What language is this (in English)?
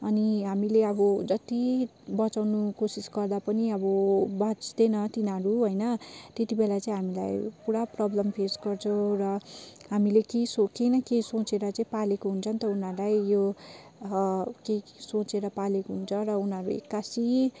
Nepali